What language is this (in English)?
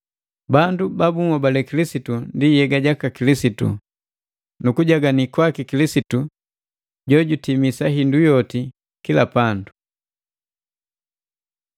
Matengo